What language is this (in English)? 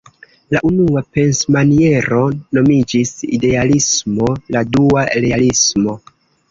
Esperanto